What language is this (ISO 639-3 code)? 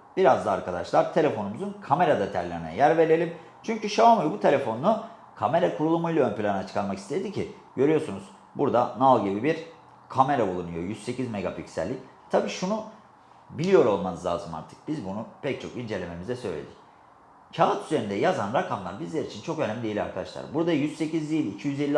tur